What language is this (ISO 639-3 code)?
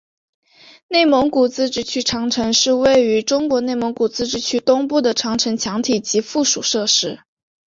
zho